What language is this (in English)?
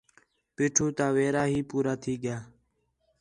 Khetrani